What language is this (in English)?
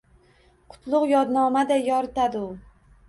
Uzbek